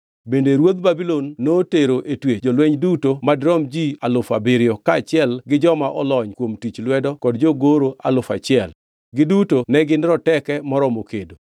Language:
Luo (Kenya and Tanzania)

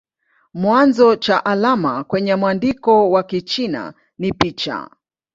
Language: Swahili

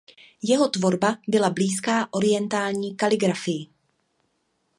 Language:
Czech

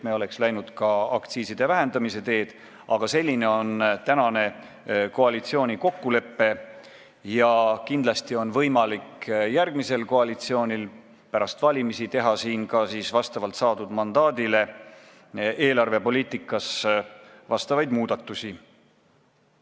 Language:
Estonian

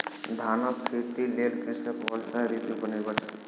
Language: Maithili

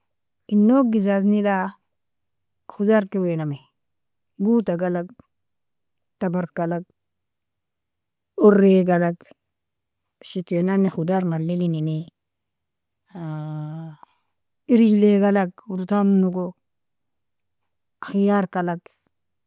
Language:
Nobiin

